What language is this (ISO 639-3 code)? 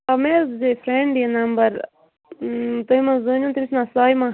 kas